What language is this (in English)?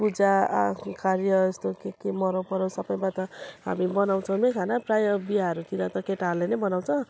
Nepali